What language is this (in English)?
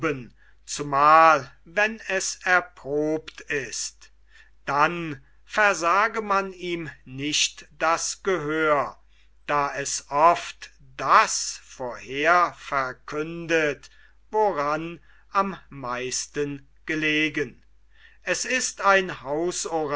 German